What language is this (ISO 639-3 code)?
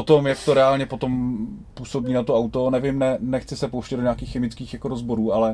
ces